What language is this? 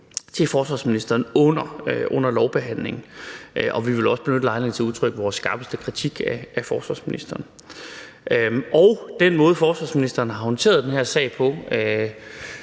Danish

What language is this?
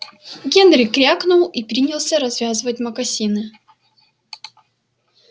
Russian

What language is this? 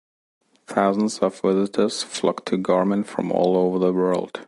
English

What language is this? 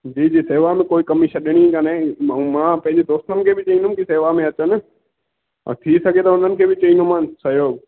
Sindhi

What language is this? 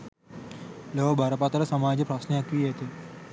Sinhala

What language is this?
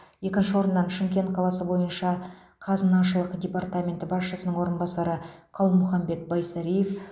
Kazakh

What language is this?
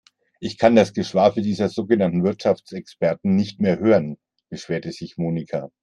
German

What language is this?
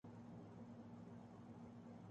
Urdu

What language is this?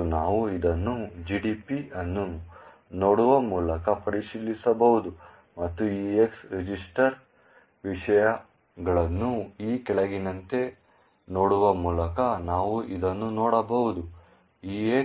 Kannada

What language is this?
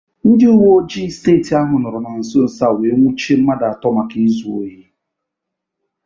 Igbo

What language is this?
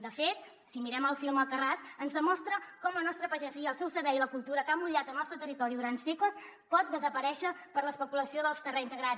Catalan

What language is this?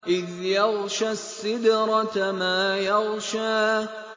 Arabic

